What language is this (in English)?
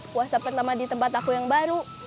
Indonesian